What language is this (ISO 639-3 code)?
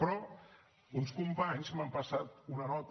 cat